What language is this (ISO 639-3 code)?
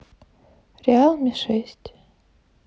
rus